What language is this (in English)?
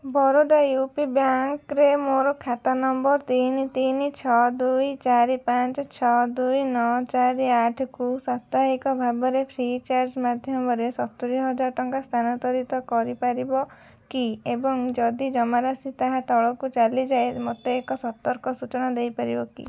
Odia